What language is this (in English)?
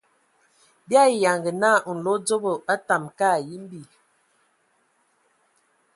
Ewondo